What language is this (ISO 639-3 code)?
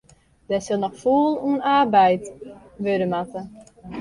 fry